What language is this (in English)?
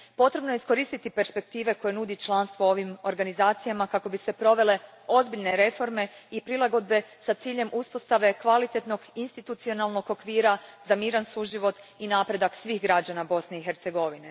Croatian